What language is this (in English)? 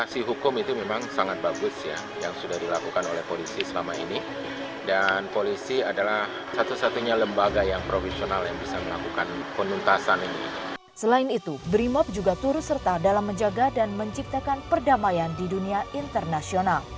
Indonesian